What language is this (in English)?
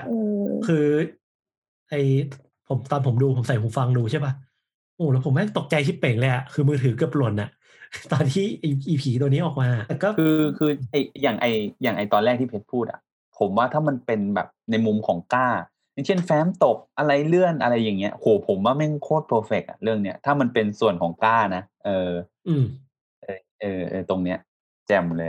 Thai